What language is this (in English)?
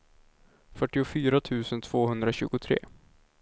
Swedish